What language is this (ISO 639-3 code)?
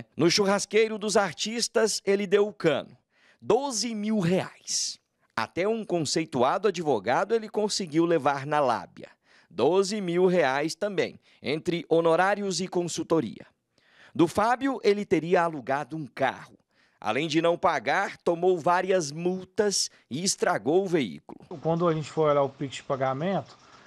por